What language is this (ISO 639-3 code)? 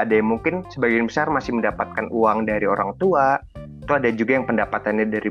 ind